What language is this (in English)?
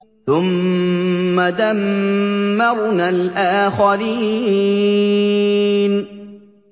Arabic